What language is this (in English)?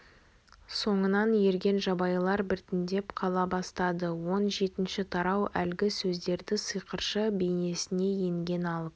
Kazakh